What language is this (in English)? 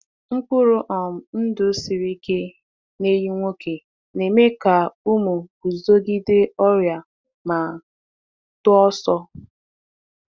Igbo